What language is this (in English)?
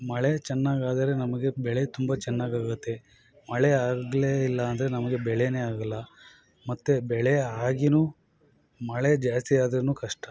Kannada